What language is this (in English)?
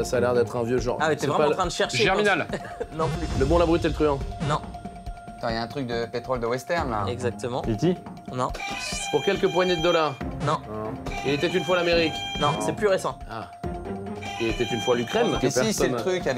French